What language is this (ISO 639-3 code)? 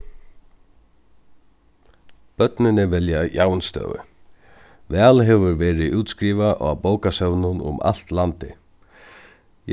fao